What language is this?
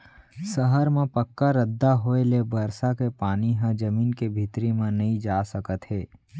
Chhattisgarhi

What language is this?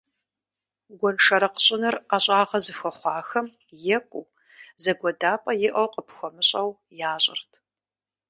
Kabardian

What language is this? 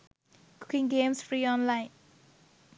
Sinhala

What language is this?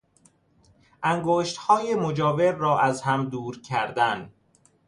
Persian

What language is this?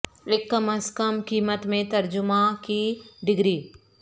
Urdu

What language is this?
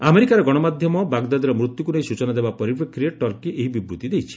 Odia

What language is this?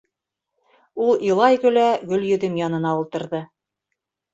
Bashkir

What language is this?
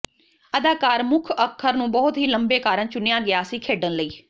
Punjabi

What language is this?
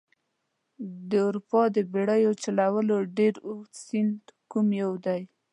Pashto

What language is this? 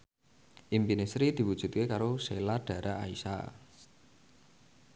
Javanese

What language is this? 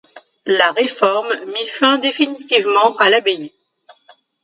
French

